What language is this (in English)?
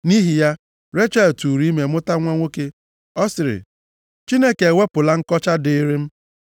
Igbo